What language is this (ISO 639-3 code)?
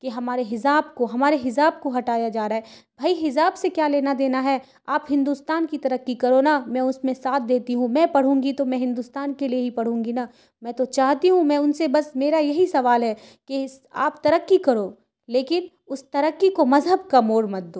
urd